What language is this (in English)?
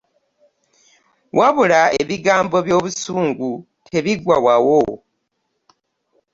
Ganda